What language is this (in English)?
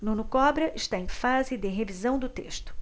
Portuguese